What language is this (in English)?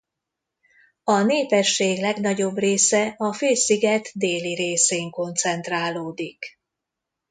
Hungarian